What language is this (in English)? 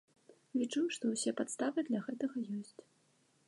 Belarusian